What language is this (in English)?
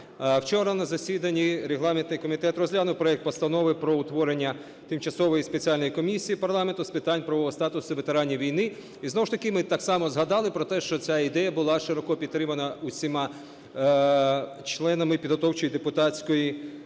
Ukrainian